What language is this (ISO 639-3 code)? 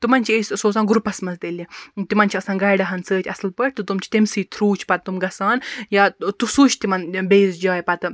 kas